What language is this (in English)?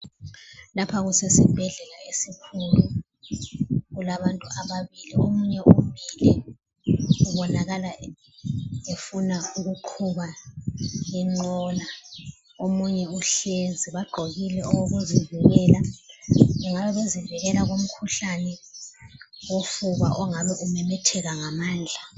North Ndebele